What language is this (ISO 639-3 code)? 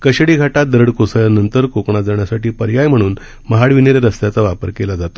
mar